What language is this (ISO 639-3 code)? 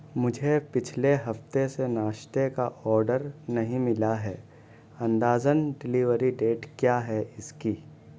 urd